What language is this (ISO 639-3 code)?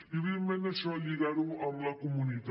cat